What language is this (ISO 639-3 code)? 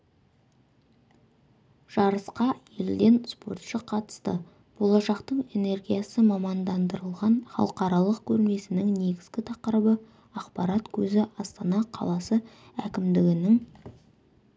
kaz